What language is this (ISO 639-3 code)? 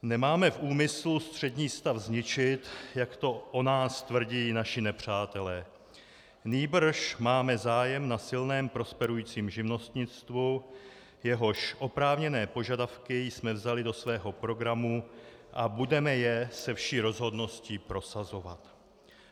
ces